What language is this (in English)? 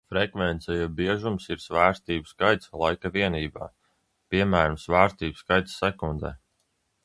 Latvian